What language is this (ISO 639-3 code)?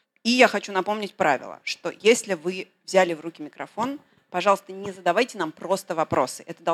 rus